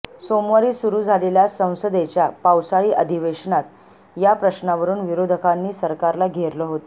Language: Marathi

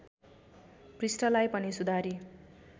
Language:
Nepali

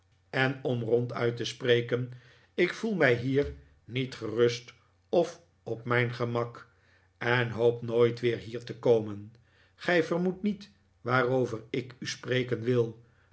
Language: Dutch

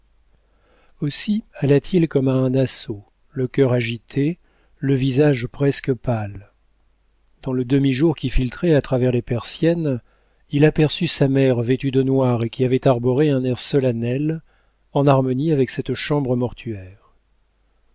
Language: French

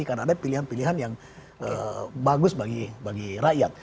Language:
Indonesian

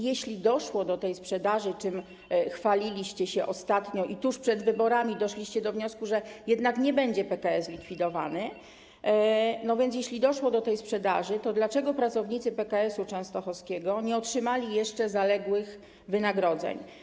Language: Polish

